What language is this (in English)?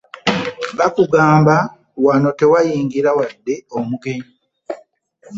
Ganda